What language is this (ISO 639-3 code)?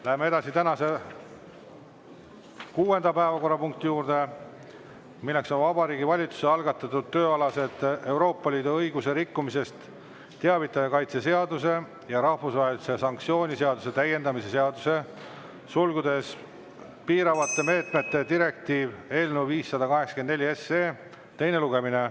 est